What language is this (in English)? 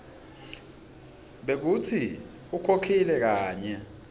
Swati